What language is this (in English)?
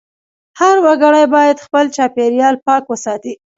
Pashto